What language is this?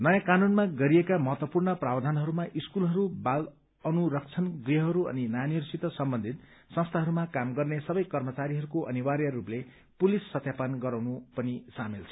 Nepali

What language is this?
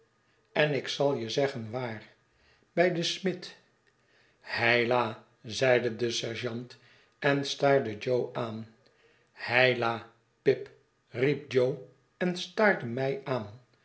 Dutch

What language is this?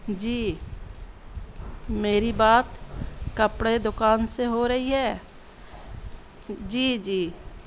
Urdu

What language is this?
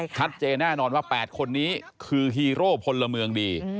Thai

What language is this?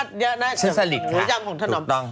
Thai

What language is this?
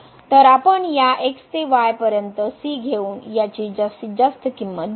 Marathi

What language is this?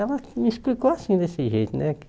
Portuguese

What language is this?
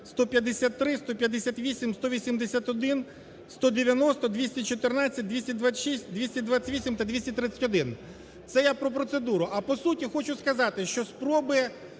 Ukrainian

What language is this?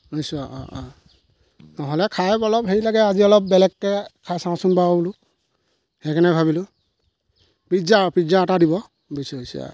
Assamese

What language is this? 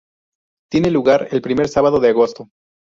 Spanish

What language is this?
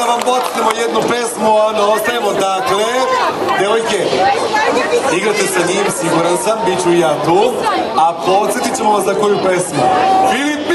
Greek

